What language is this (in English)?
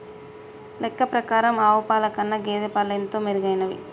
Telugu